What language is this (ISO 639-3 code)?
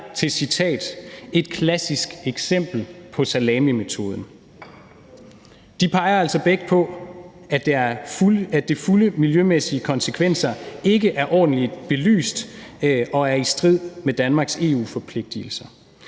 dan